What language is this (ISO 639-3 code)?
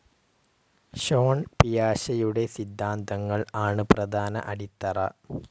mal